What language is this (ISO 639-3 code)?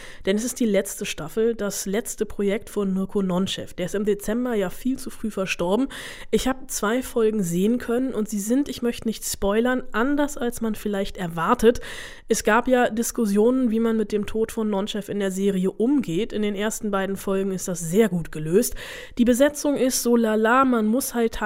deu